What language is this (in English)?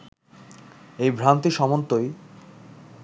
Bangla